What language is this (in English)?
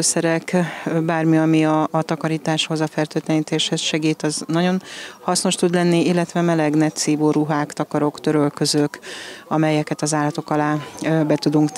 Hungarian